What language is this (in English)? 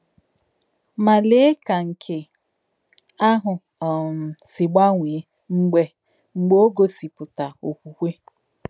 Igbo